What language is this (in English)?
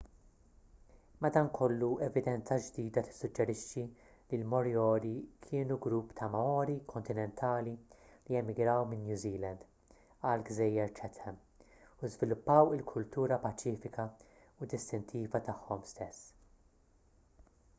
Maltese